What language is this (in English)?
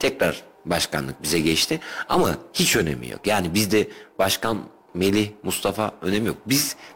Turkish